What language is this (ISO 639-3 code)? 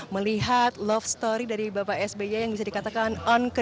ind